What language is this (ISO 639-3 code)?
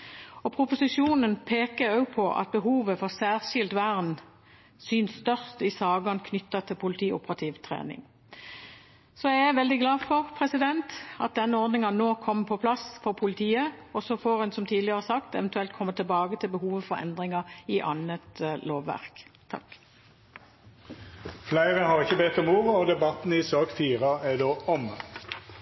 nor